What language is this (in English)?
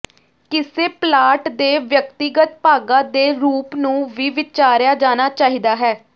Punjabi